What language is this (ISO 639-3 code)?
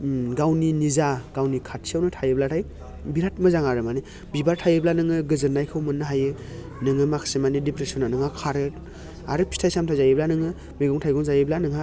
brx